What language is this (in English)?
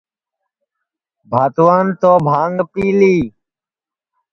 Sansi